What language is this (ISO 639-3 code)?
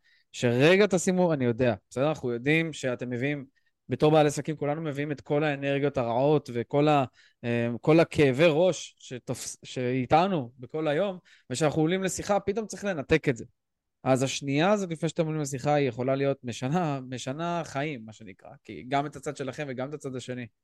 heb